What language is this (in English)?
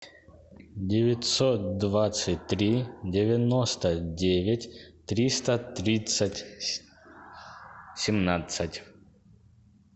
Russian